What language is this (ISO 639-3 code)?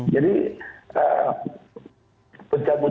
ind